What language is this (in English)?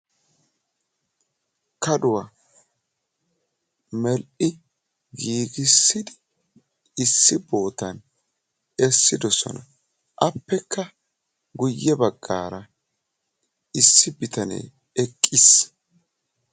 Wolaytta